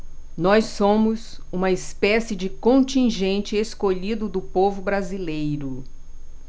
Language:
Portuguese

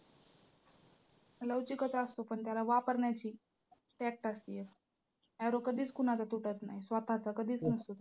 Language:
Marathi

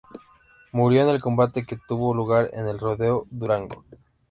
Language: Spanish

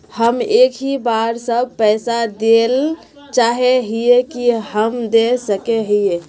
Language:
Magahi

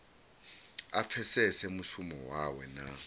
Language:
Venda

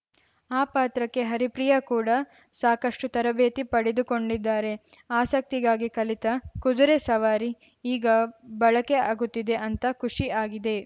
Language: Kannada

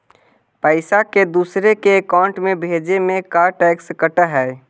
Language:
Magahi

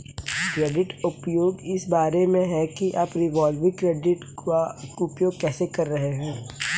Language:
Hindi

